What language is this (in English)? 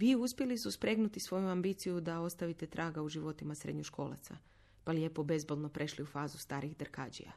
Croatian